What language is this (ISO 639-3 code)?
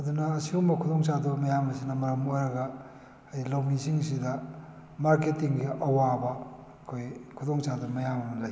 mni